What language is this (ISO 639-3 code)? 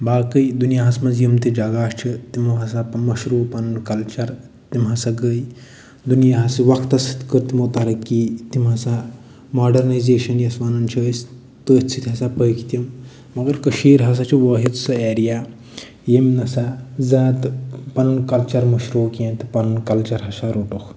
kas